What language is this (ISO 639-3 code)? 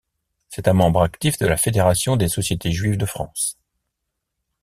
fra